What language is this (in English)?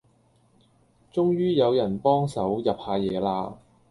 Cantonese